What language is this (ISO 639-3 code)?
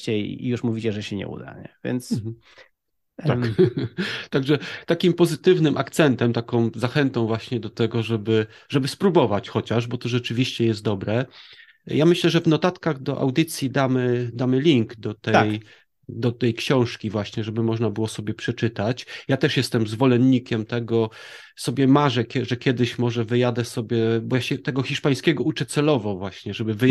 pol